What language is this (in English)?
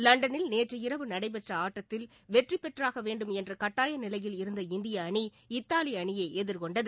Tamil